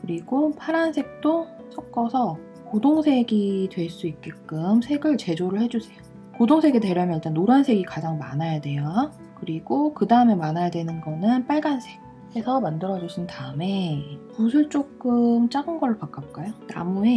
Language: Korean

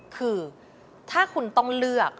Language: Thai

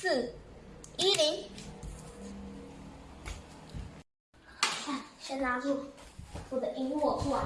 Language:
Chinese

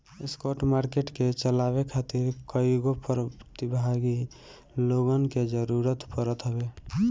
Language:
Bhojpuri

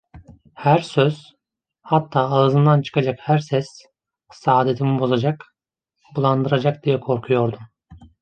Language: Turkish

